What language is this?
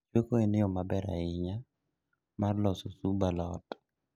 Luo (Kenya and Tanzania)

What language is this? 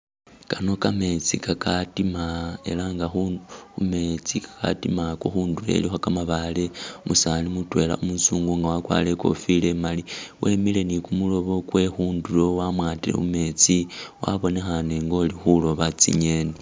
Masaaba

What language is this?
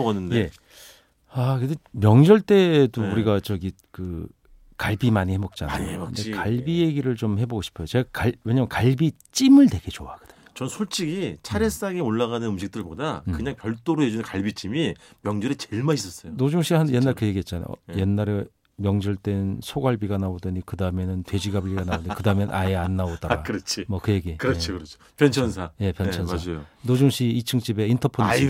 Korean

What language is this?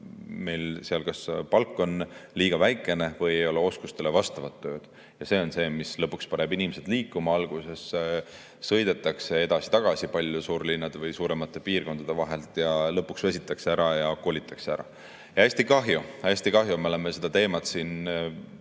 Estonian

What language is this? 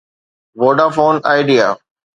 Sindhi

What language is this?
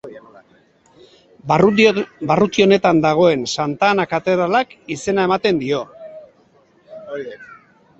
Basque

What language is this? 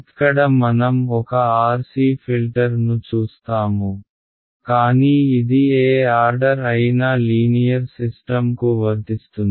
Telugu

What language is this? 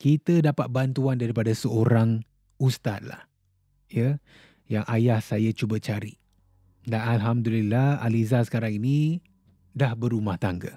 Malay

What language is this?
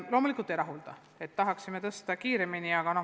Estonian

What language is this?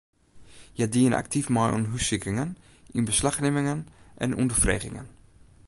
Western Frisian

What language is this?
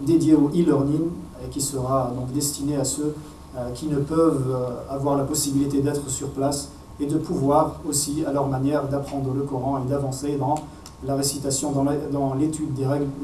French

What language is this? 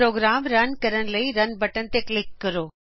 Punjabi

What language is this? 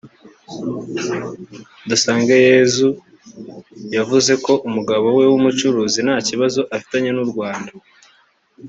Kinyarwanda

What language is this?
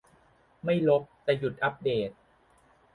Thai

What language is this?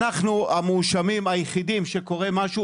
Hebrew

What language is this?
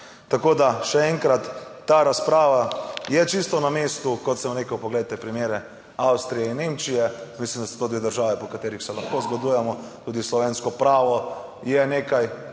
Slovenian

